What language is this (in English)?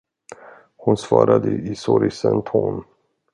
Swedish